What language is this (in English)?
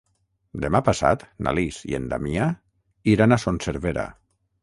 Catalan